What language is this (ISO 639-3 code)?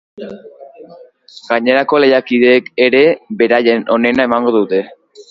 eus